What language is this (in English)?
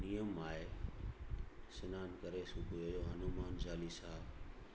Sindhi